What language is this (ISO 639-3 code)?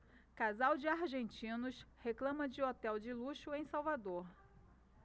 por